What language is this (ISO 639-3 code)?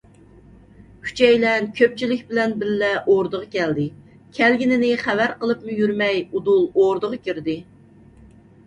uig